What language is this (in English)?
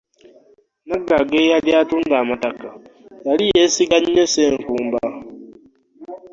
Ganda